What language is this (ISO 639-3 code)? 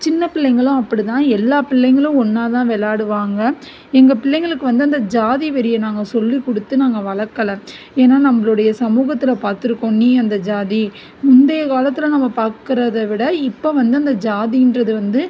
tam